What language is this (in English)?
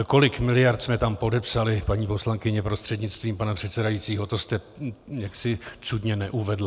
Czech